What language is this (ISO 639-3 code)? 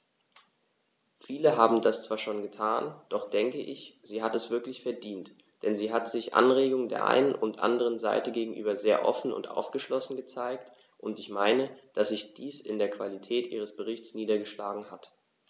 deu